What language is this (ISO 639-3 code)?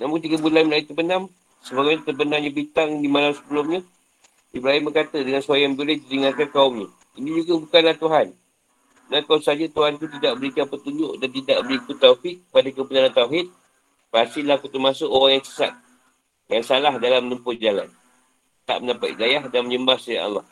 msa